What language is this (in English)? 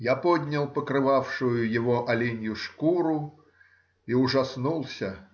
Russian